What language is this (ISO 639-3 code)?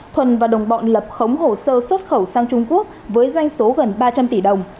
vie